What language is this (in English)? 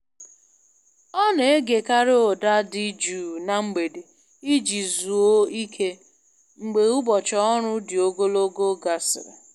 Igbo